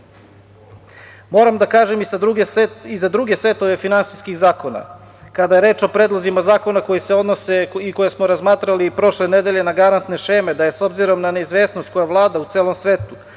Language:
Serbian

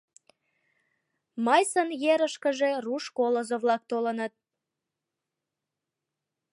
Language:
Mari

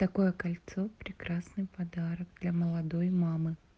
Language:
Russian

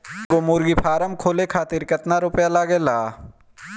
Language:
Bhojpuri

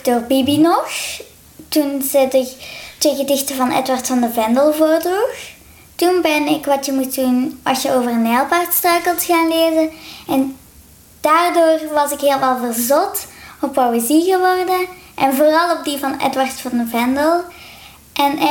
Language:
Dutch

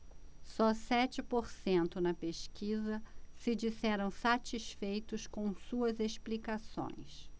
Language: Portuguese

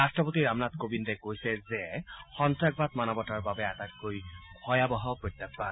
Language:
Assamese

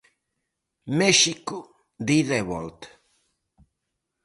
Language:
Galician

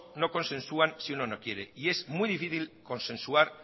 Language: Spanish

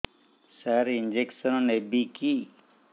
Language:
Odia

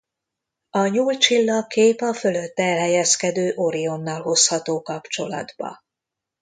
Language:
Hungarian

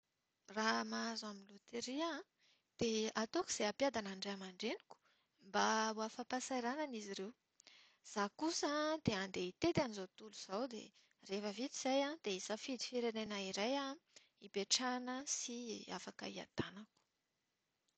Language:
Malagasy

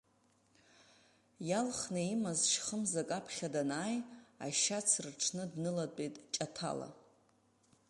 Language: Abkhazian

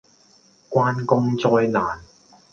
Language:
Cantonese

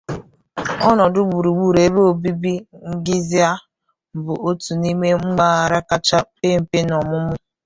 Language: Igbo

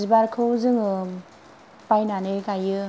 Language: Bodo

